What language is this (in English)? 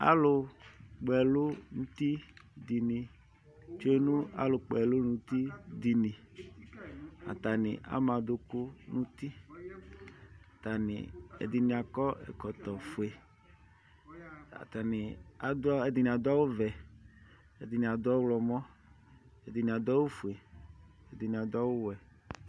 Ikposo